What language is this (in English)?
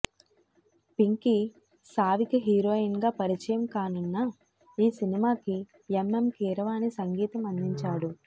Telugu